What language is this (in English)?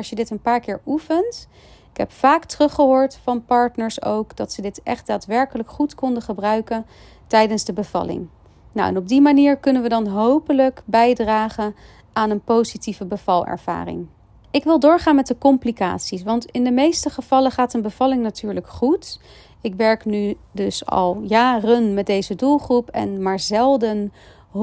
Dutch